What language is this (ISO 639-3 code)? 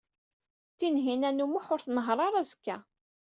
kab